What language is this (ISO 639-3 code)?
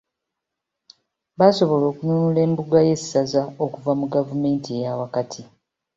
lug